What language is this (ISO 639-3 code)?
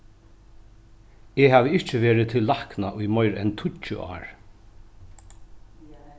fao